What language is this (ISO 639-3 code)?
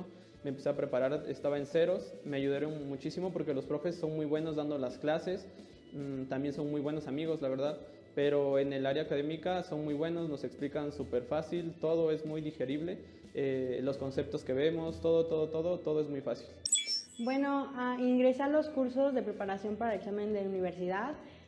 spa